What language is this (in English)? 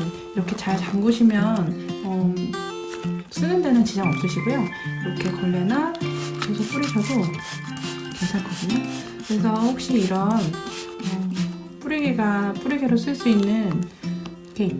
Korean